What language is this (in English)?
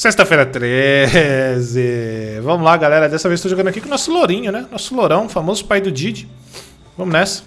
Portuguese